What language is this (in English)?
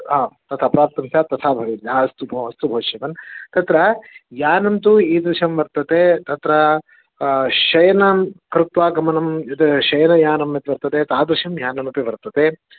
Sanskrit